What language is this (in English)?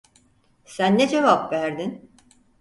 Turkish